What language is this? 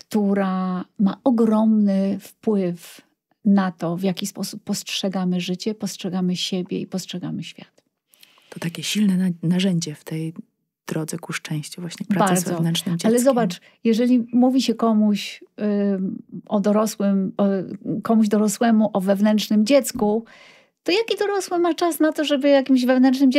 Polish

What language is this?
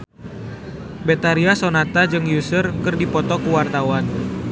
Sundanese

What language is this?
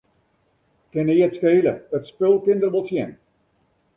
Western Frisian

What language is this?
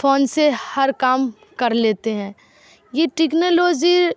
Urdu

